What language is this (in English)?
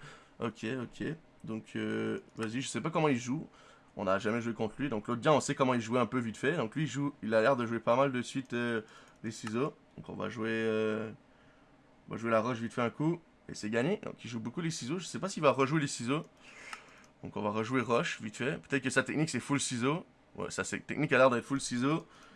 French